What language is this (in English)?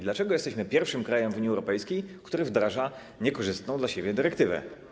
Polish